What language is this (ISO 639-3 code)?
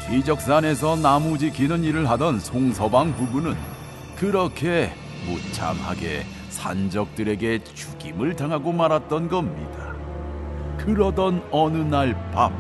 kor